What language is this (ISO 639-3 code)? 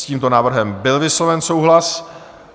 ces